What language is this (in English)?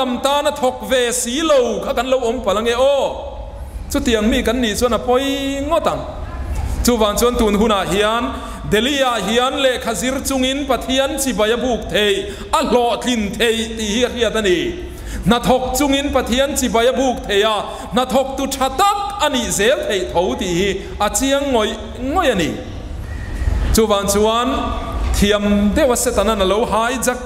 Thai